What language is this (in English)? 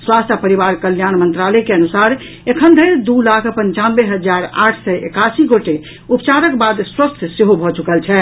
Maithili